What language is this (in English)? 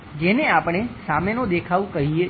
Gujarati